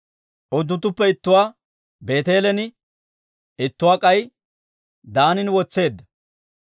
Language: Dawro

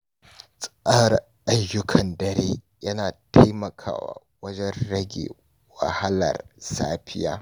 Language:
Hausa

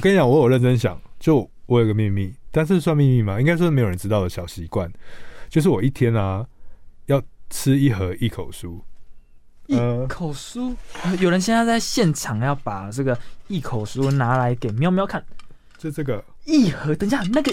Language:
Chinese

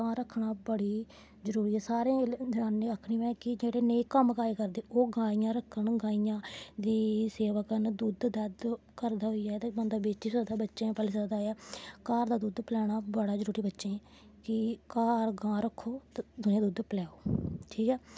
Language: Dogri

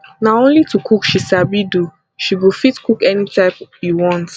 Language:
Nigerian Pidgin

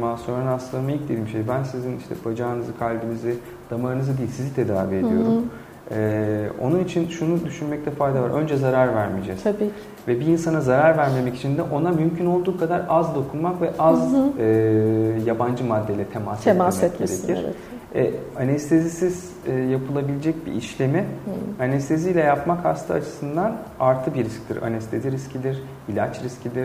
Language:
Turkish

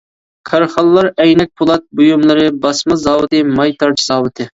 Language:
Uyghur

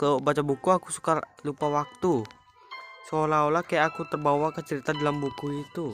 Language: Indonesian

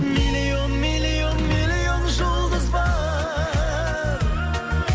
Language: Kazakh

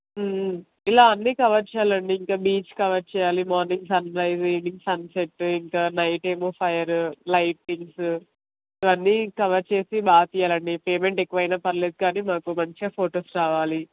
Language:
Telugu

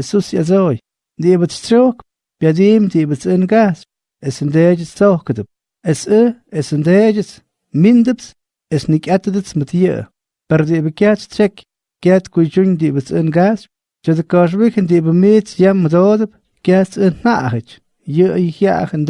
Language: Spanish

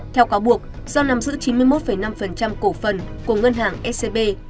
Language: Vietnamese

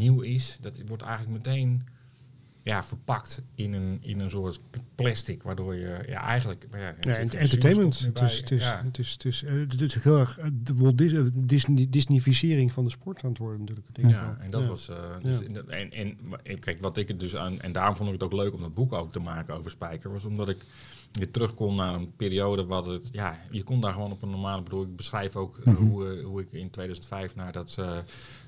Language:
Dutch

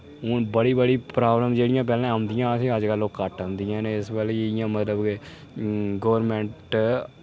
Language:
Dogri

